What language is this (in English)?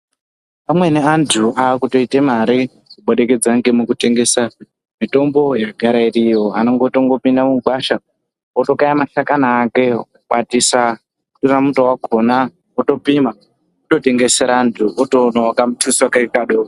Ndau